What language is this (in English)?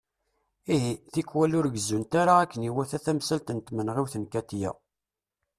Kabyle